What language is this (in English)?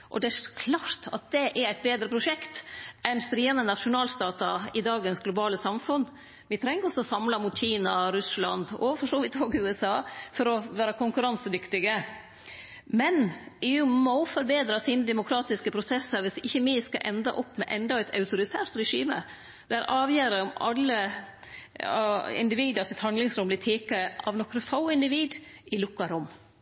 Norwegian Nynorsk